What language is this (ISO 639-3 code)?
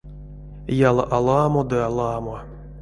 myv